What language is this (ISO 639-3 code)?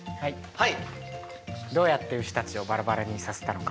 jpn